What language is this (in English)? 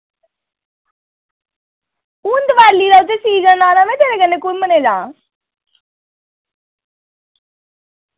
Dogri